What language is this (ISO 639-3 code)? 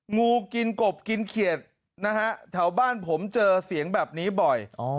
tha